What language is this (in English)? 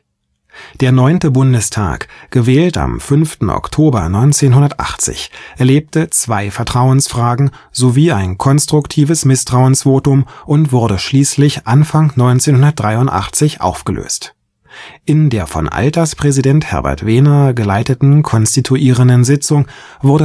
German